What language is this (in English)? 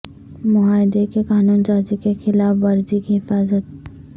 Urdu